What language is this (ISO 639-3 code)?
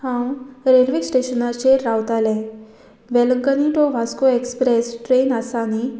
kok